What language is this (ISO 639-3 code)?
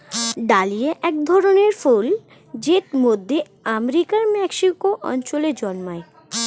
ben